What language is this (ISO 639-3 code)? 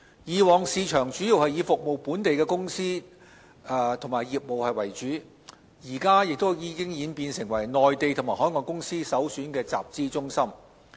yue